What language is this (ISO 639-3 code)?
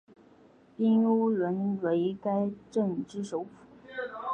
zho